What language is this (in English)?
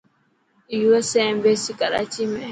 Dhatki